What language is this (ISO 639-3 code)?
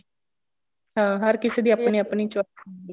pan